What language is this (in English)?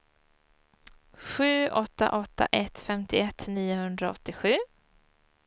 Swedish